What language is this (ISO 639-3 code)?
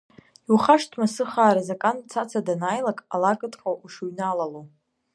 abk